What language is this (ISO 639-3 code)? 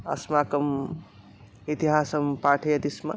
san